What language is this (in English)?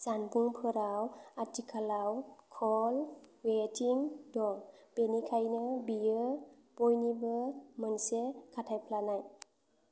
Bodo